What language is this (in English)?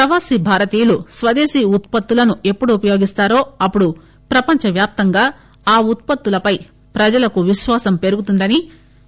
Telugu